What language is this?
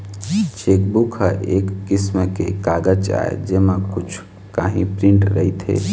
Chhattisgarhi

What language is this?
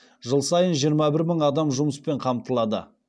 Kazakh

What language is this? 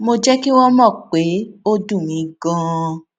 Yoruba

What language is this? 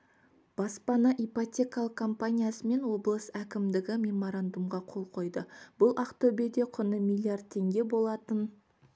Kazakh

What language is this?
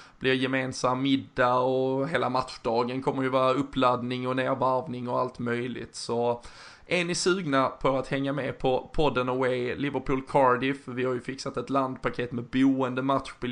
Swedish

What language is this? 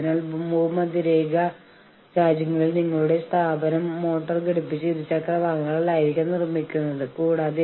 Malayalam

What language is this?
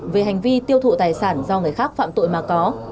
Vietnamese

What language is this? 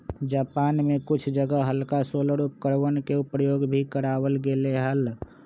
Magahi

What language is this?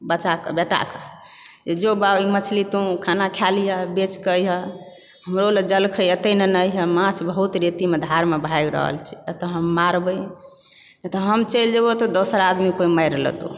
Maithili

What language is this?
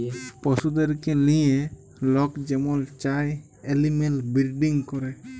Bangla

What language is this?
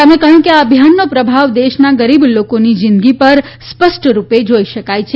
Gujarati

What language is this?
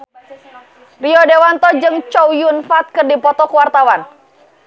Sundanese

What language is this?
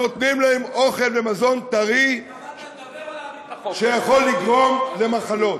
Hebrew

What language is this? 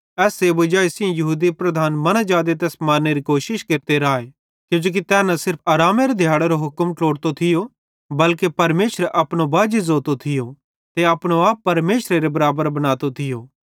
Bhadrawahi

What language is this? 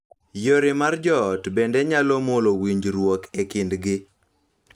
Luo (Kenya and Tanzania)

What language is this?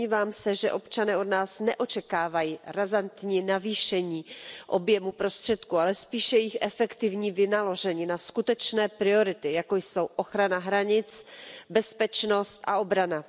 Czech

